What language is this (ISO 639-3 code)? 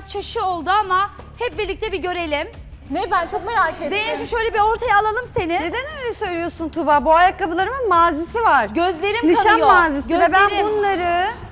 tur